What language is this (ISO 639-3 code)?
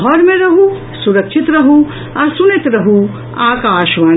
mai